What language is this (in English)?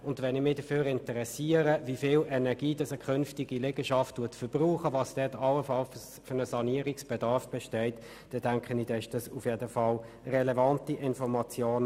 Swiss German